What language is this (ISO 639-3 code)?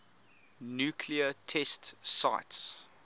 eng